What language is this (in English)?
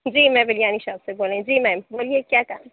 Urdu